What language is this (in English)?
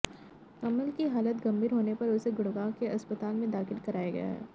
Hindi